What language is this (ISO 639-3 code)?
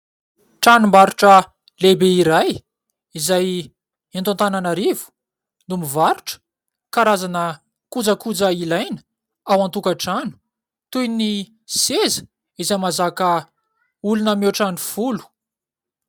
mlg